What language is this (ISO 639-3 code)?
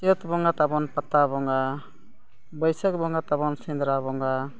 sat